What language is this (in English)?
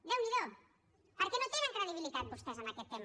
Catalan